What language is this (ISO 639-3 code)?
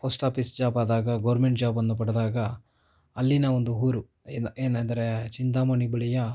kan